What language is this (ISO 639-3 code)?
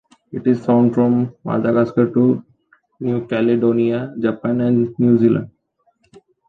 eng